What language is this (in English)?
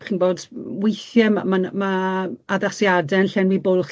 Welsh